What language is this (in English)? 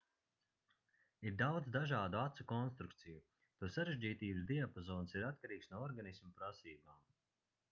Latvian